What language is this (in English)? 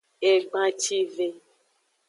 Aja (Benin)